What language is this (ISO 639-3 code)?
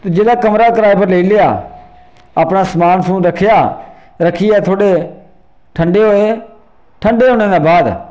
doi